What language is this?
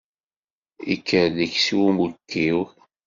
Kabyle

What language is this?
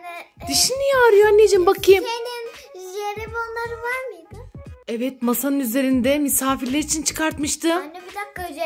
Turkish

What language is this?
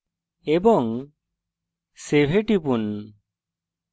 Bangla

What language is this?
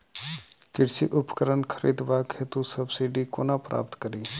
Maithili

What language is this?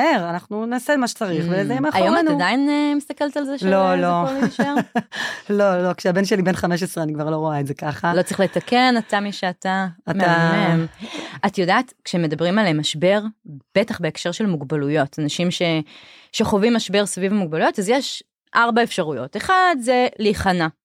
Hebrew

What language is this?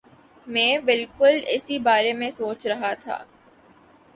Urdu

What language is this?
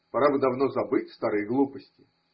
Russian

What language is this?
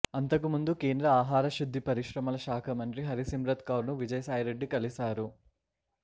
Telugu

